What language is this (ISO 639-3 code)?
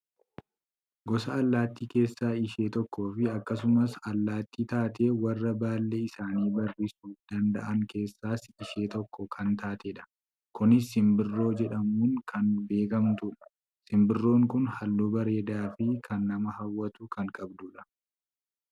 orm